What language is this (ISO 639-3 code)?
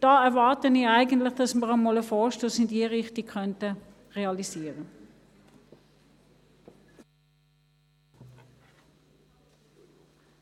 gsw